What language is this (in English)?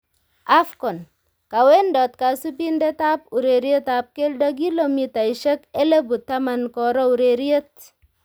Kalenjin